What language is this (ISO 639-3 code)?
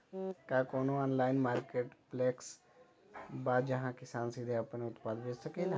bho